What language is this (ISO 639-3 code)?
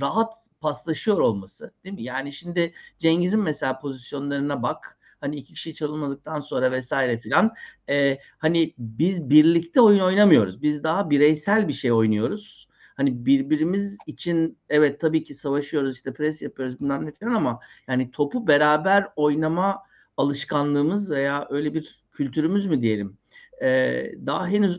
tur